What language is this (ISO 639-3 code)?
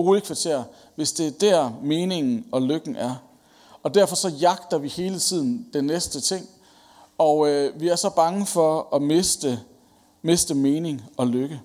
dan